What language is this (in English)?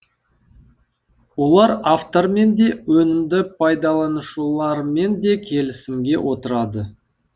Kazakh